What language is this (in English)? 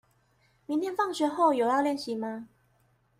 Chinese